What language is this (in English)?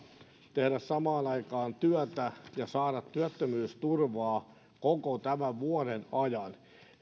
Finnish